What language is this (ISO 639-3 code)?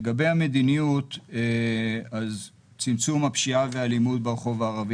heb